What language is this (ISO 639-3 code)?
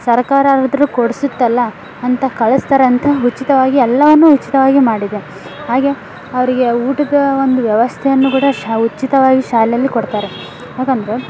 kan